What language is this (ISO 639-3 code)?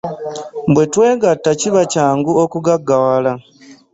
lug